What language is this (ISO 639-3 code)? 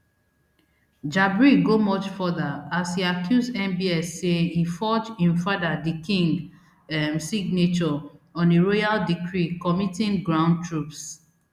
pcm